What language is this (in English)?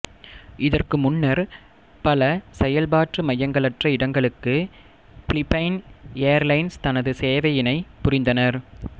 Tamil